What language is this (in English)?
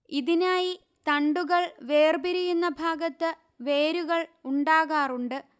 Malayalam